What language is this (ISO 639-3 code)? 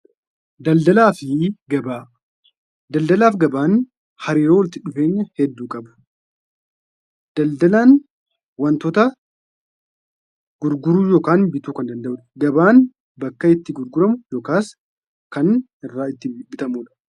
orm